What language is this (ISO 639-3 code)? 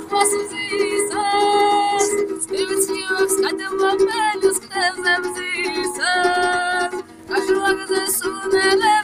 ara